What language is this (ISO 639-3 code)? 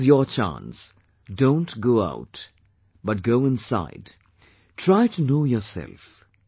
eng